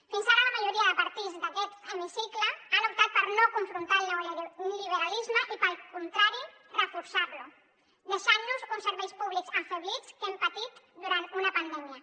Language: Catalan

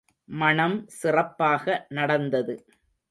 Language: Tamil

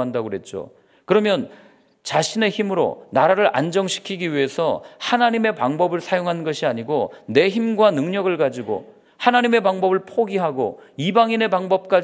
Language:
Korean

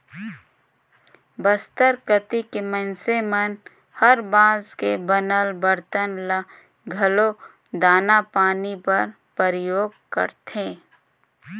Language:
Chhattisgarhi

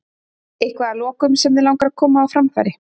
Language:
Icelandic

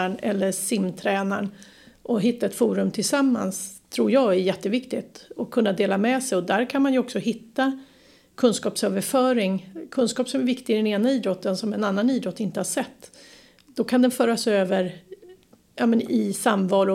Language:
Swedish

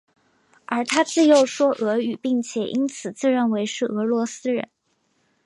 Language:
Chinese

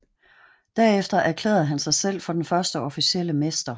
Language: Danish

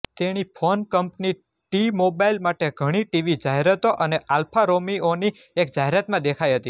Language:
Gujarati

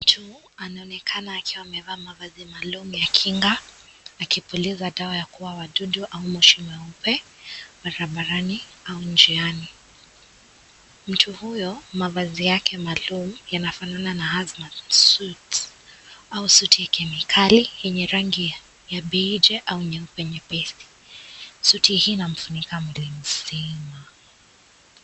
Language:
Swahili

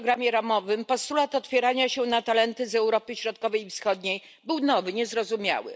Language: Polish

